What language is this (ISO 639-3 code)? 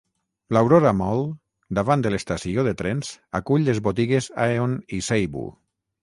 cat